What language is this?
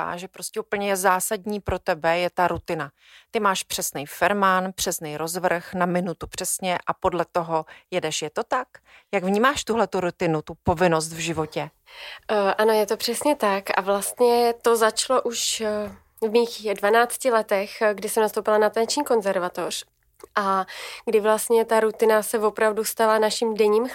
Czech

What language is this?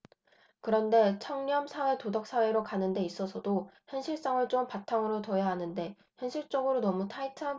Korean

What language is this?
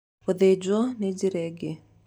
Kikuyu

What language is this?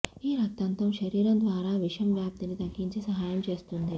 Telugu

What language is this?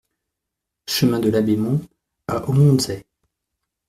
French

